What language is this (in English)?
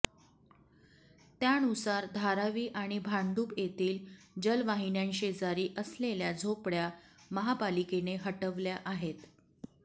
Marathi